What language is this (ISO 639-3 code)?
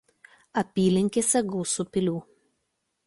lit